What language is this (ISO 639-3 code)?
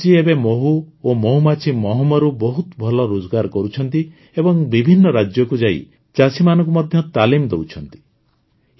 ori